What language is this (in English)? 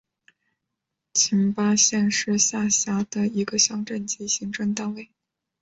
Chinese